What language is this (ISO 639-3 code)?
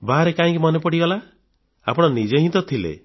ori